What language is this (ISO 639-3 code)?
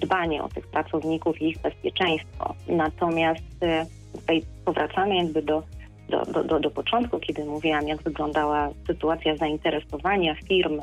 pol